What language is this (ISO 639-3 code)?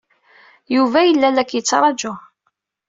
kab